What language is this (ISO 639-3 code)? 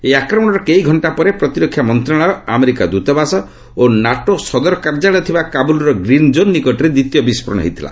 ori